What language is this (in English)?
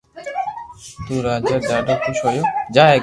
Loarki